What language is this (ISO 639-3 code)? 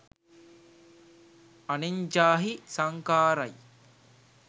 sin